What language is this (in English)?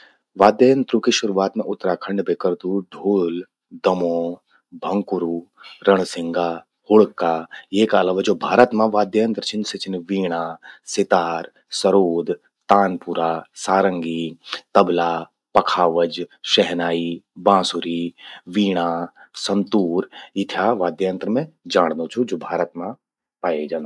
Garhwali